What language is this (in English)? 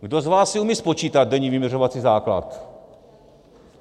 Czech